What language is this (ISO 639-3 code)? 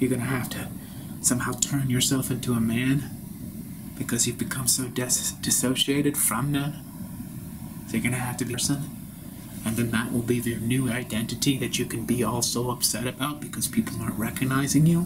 eng